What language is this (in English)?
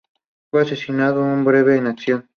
Spanish